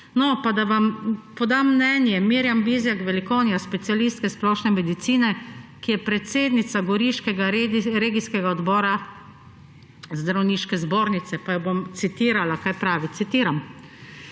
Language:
Slovenian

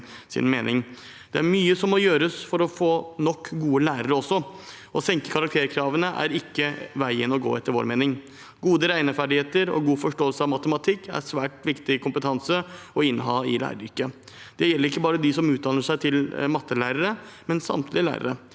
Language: Norwegian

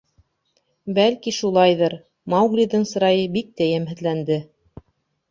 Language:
Bashkir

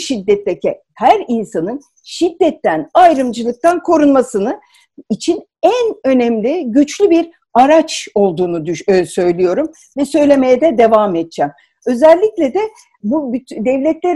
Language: Turkish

